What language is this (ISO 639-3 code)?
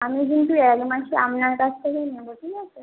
ben